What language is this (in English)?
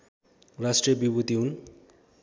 Nepali